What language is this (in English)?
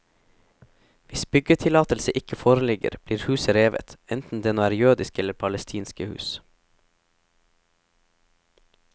Norwegian